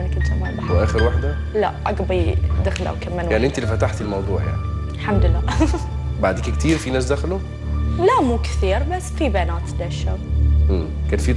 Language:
Arabic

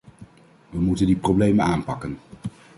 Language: Dutch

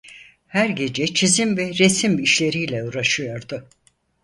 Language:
Turkish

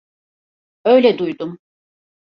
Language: Turkish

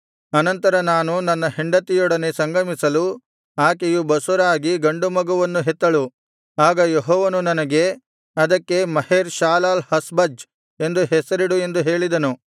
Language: Kannada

